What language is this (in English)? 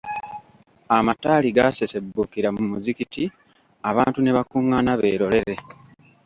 Ganda